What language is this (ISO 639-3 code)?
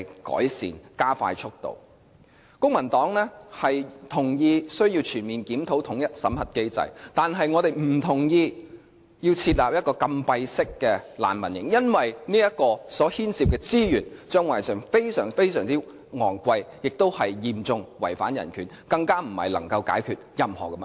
yue